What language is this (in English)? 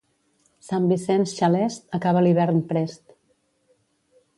Catalan